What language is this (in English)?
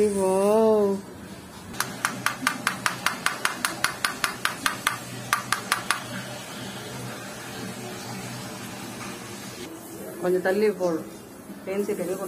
Tamil